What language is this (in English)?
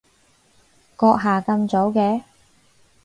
Cantonese